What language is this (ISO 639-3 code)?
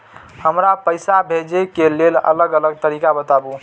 mai